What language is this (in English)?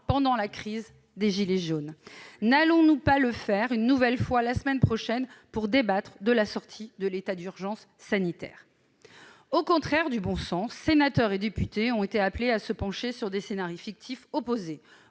French